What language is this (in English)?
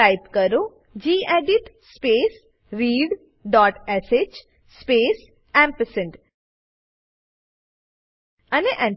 Gujarati